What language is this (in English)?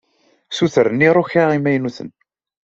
Kabyle